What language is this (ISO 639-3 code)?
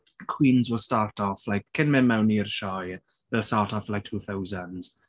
cym